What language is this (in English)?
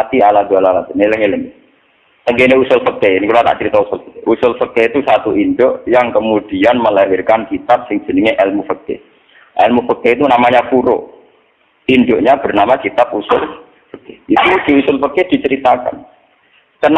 Indonesian